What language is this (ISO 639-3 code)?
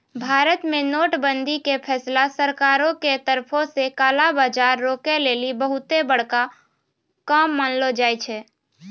mai